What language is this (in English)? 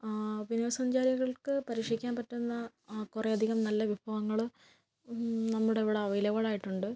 Malayalam